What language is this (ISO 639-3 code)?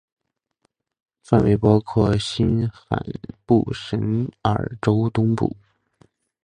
zho